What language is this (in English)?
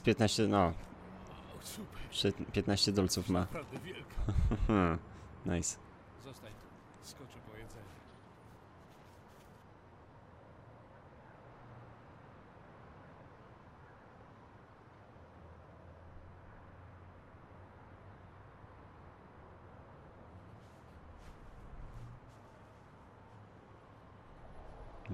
Polish